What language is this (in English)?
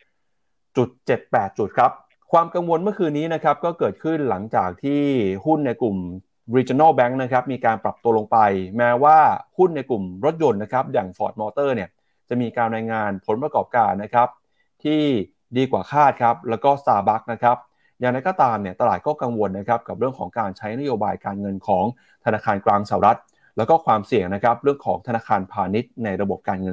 Thai